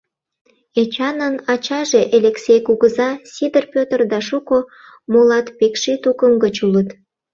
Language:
Mari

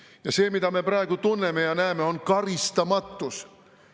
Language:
Estonian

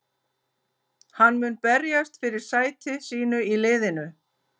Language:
Icelandic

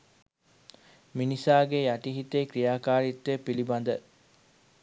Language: Sinhala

